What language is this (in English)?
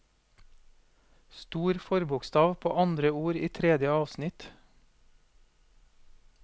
Norwegian